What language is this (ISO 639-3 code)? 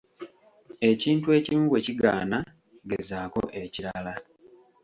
lug